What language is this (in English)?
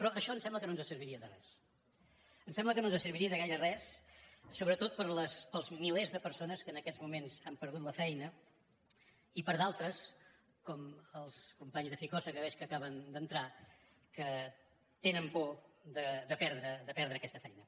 Catalan